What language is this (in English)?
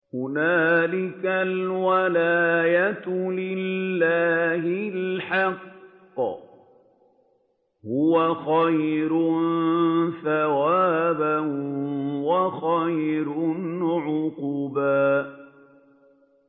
Arabic